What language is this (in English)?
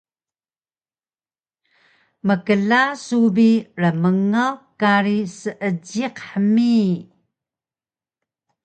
Taroko